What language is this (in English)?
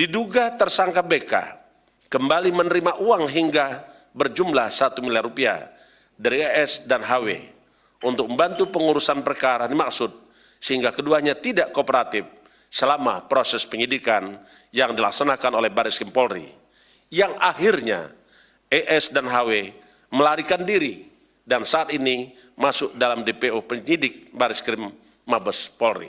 Indonesian